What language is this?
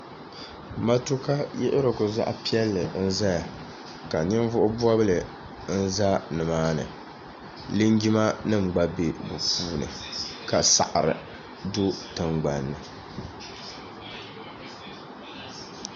Dagbani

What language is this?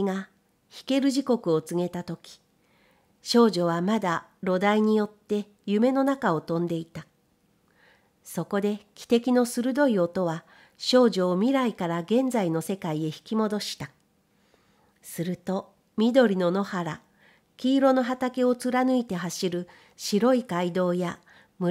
Japanese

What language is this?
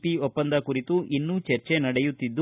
Kannada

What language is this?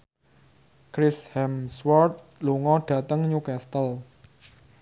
Javanese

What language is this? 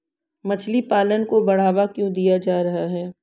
Hindi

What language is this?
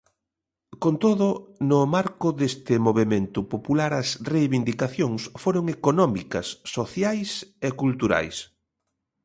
Galician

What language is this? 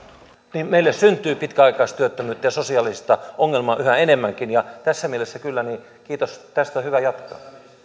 Finnish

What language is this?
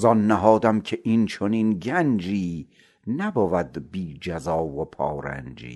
Persian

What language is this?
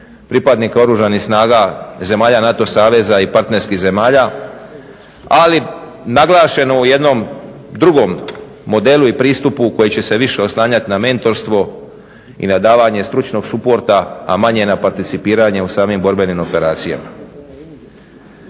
Croatian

